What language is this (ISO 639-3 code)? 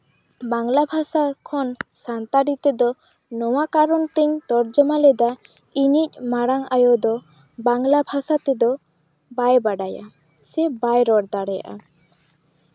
sat